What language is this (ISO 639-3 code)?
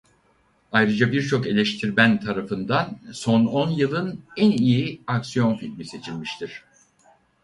tur